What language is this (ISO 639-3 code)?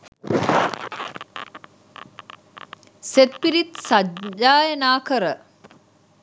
sin